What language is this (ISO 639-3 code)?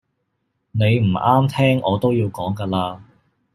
yue